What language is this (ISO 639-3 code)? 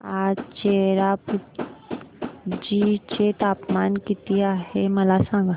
mar